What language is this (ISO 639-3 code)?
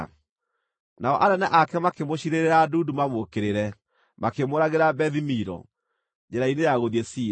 kik